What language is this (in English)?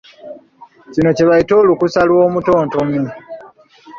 Ganda